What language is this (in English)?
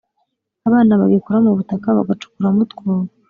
Kinyarwanda